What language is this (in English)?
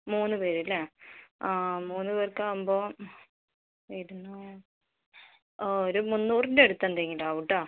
Malayalam